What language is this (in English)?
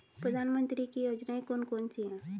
Hindi